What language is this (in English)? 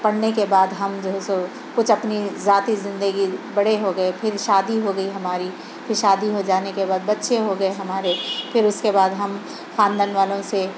Urdu